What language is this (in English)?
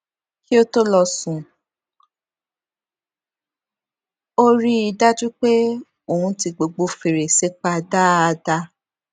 Yoruba